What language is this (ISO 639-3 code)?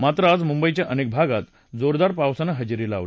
mar